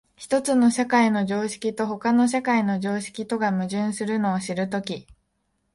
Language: Japanese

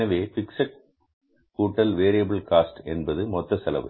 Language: Tamil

